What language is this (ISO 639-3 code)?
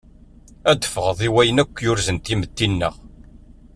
kab